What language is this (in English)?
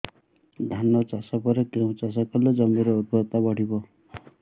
Odia